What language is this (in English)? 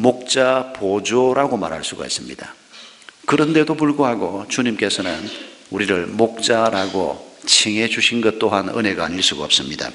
Korean